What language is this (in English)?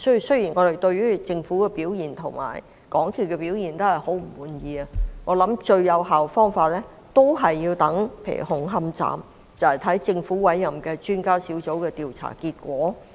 Cantonese